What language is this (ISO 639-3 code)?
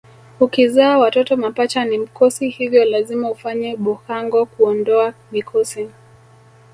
swa